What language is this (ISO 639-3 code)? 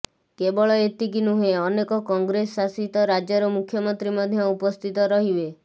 ori